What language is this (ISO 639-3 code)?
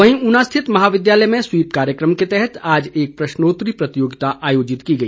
hin